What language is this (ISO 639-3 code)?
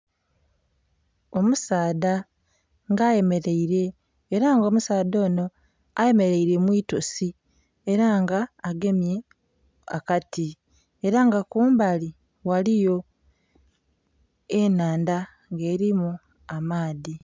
xog